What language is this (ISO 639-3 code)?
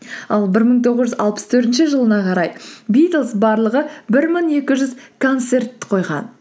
kaz